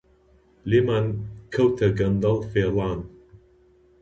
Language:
Central Kurdish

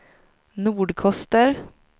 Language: Swedish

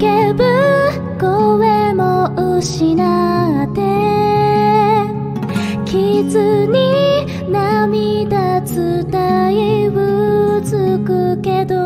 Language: Japanese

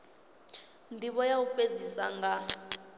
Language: Venda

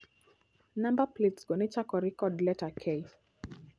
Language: Luo (Kenya and Tanzania)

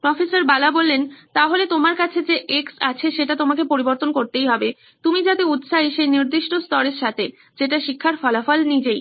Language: Bangla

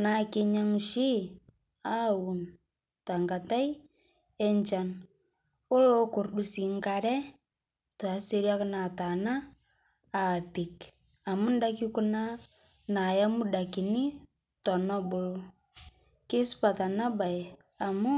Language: Masai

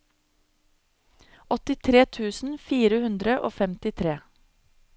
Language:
Norwegian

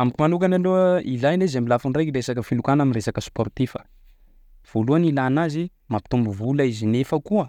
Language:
Sakalava Malagasy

